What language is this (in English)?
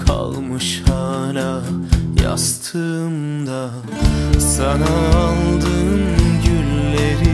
Turkish